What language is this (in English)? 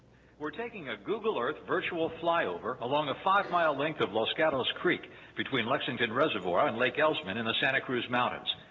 English